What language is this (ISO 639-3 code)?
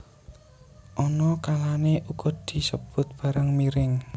jav